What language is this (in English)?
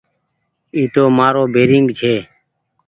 Goaria